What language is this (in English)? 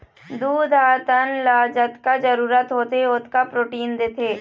Chhattisgarhi